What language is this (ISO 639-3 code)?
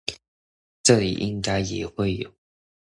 zho